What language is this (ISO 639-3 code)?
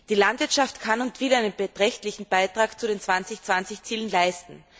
deu